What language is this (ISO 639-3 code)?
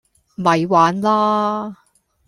yue